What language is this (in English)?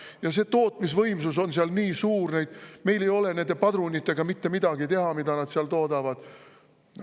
Estonian